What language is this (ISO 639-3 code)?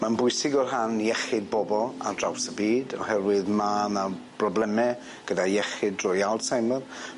cym